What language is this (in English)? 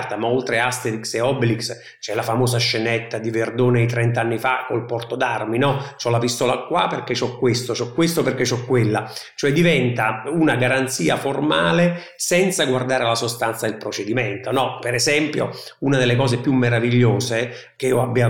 Italian